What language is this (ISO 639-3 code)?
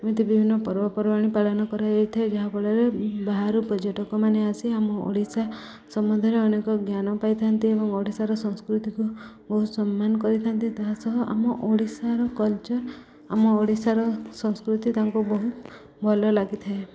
ori